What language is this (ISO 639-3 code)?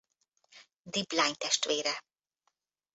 hun